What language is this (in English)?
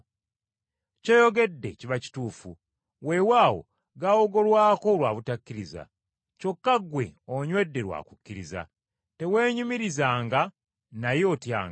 Ganda